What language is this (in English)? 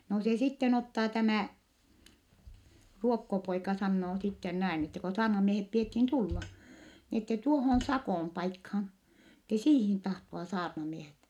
Finnish